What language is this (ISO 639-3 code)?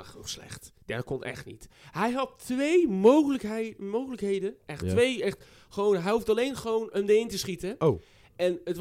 nld